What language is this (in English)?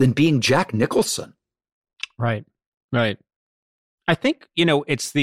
English